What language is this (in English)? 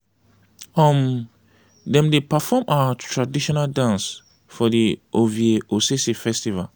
Nigerian Pidgin